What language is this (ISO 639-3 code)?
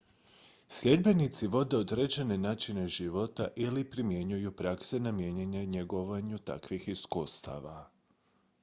hrv